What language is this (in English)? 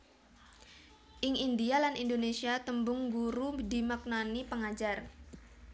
Javanese